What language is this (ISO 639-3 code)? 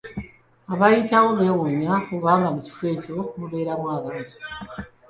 lug